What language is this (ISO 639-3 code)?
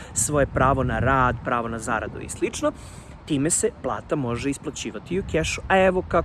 srp